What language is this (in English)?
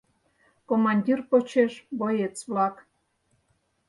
Mari